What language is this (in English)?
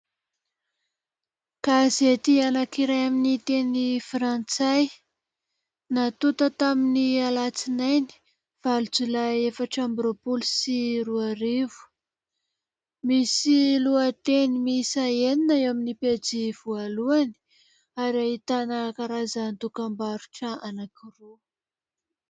Malagasy